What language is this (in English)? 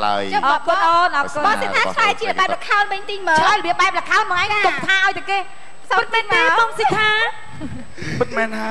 Thai